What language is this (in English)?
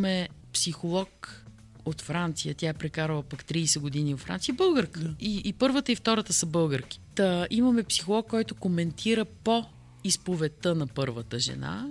Bulgarian